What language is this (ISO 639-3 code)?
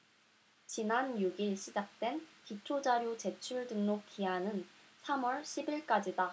kor